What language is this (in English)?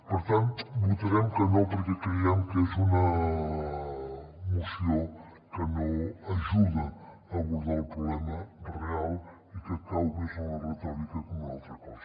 Catalan